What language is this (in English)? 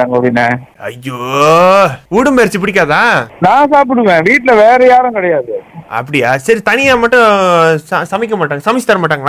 Tamil